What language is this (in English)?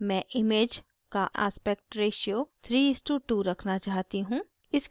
Hindi